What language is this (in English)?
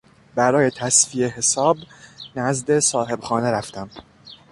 Persian